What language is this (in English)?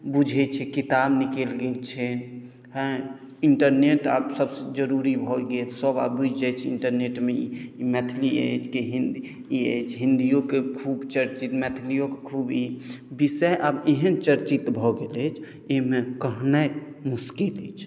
Maithili